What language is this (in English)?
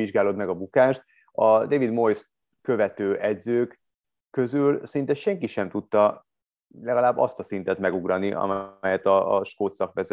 Hungarian